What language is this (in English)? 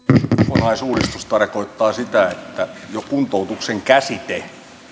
Finnish